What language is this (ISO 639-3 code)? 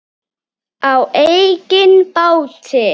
isl